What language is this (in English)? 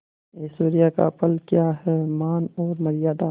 Hindi